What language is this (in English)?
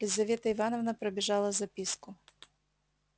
Russian